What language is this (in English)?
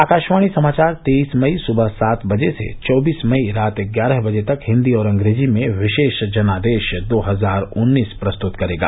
Hindi